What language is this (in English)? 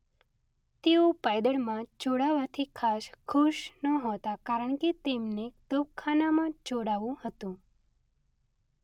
Gujarati